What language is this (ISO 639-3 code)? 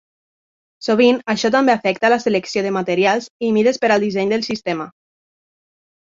cat